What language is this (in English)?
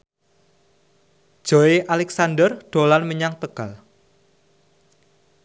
Javanese